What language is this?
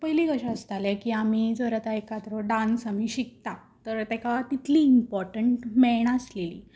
Konkani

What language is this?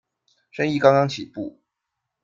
Chinese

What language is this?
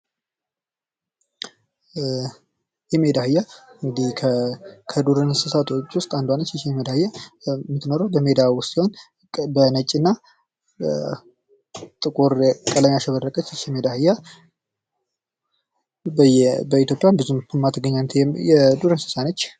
Amharic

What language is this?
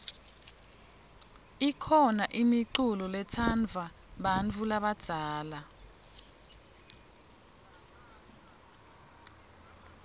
Swati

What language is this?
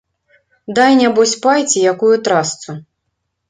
Belarusian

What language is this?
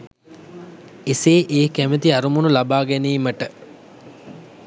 Sinhala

